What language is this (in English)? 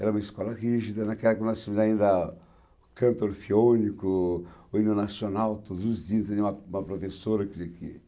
Portuguese